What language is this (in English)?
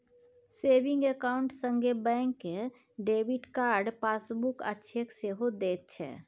Maithili